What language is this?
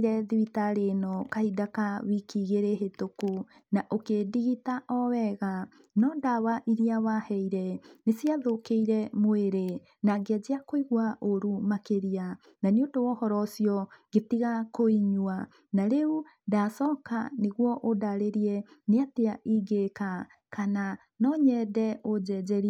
Kikuyu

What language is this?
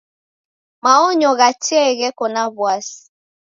Taita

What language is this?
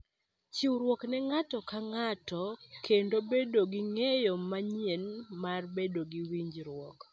Luo (Kenya and Tanzania)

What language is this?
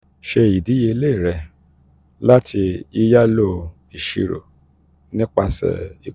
Yoruba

